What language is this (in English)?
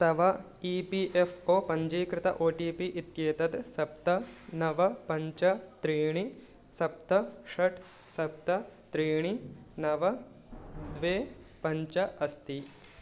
Sanskrit